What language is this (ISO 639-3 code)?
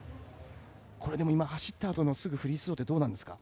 jpn